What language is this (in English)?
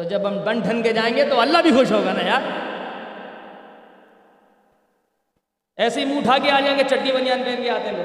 Urdu